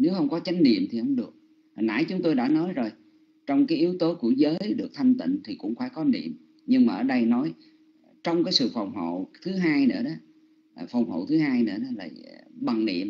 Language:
Vietnamese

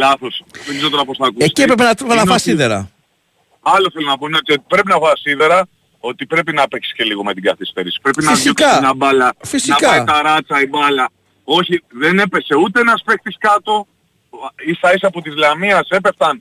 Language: Greek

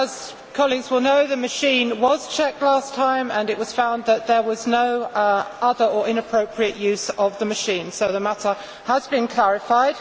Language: English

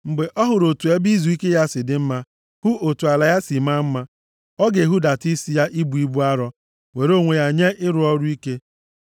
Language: Igbo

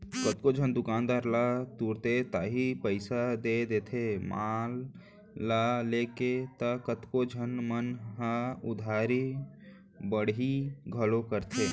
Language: Chhattisgarhi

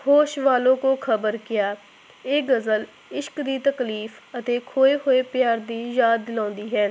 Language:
Punjabi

